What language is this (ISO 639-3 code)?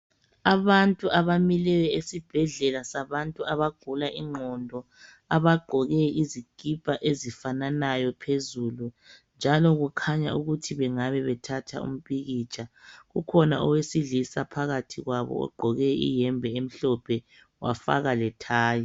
nde